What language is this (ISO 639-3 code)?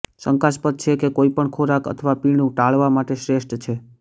guj